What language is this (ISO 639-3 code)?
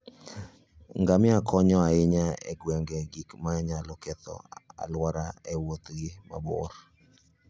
luo